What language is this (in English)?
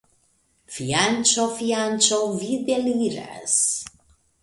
Esperanto